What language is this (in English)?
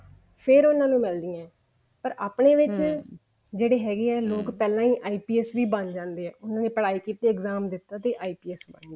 Punjabi